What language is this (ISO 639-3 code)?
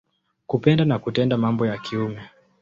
swa